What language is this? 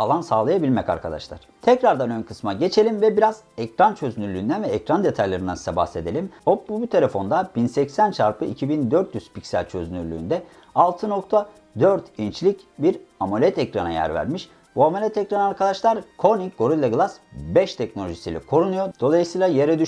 Turkish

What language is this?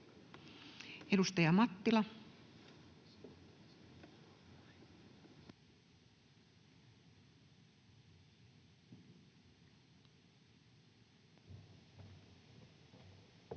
Finnish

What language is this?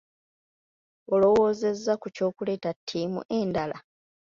Ganda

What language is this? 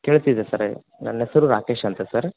Kannada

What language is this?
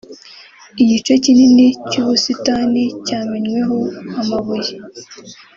Kinyarwanda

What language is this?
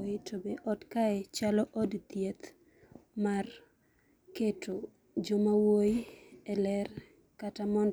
Luo (Kenya and Tanzania)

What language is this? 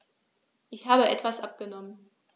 German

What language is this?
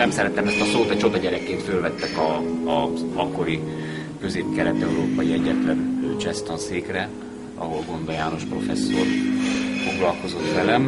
Hungarian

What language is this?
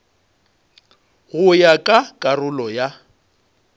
Northern Sotho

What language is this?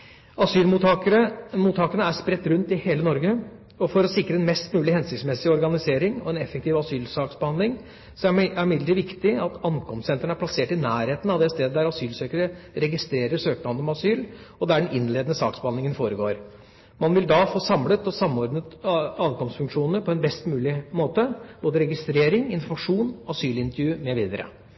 Norwegian Bokmål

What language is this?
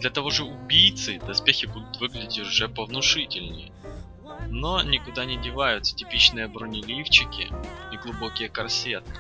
Russian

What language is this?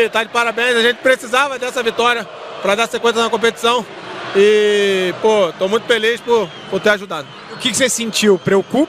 Portuguese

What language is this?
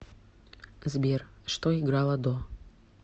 Russian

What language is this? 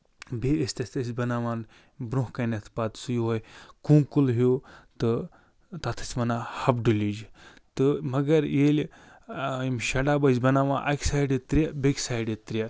Kashmiri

